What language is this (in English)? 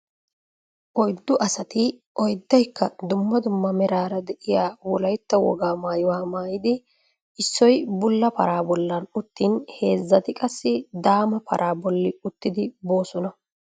Wolaytta